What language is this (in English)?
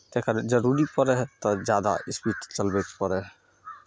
Maithili